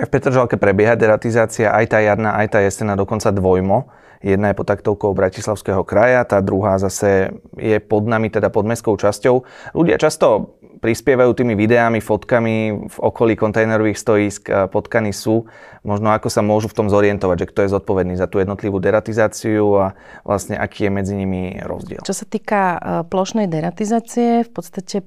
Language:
Slovak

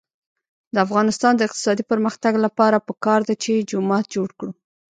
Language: Pashto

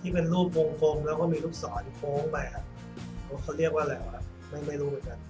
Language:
Thai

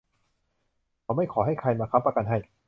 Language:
Thai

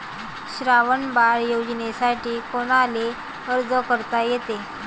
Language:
Marathi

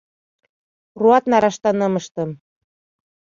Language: Mari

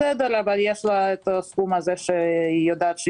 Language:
Hebrew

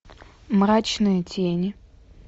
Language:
Russian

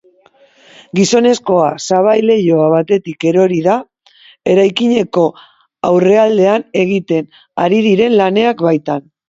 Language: Basque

